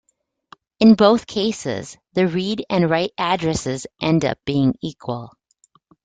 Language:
English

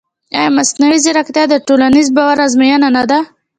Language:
Pashto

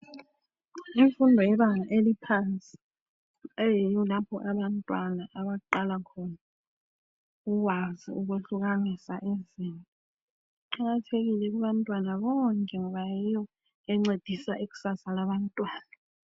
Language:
North Ndebele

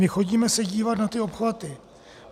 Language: Czech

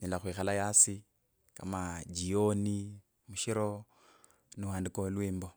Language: Kabras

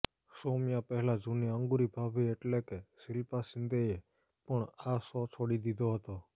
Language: Gujarati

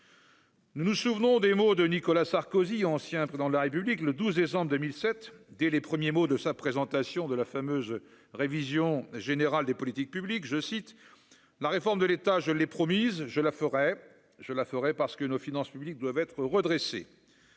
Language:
French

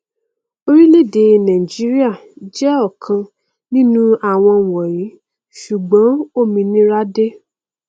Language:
Yoruba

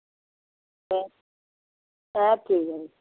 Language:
Dogri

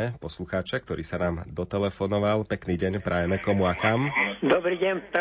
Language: Slovak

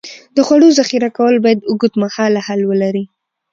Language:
Pashto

